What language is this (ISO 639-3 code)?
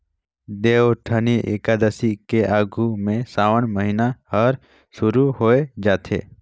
hne